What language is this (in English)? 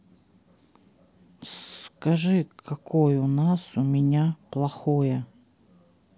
Russian